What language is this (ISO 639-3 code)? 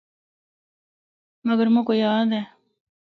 hno